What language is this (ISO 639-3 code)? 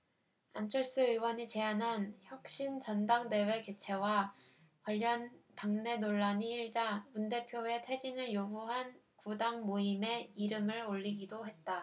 kor